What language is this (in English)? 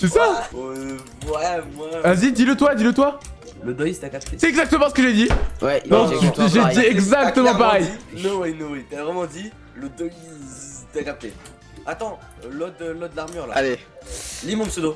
French